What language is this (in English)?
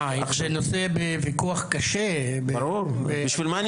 Hebrew